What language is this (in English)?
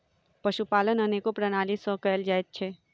Maithili